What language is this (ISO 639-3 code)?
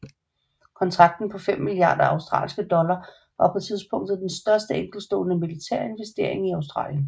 dan